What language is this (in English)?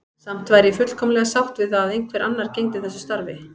Icelandic